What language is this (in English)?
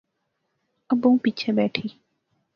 Pahari-Potwari